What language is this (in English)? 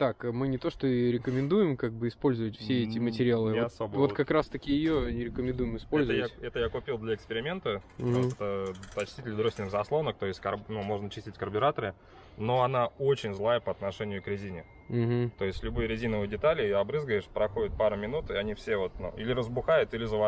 Russian